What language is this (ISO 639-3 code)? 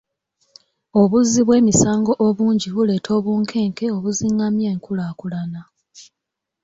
lug